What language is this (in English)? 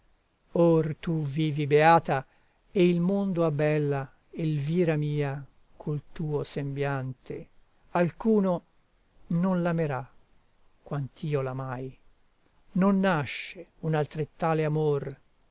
Italian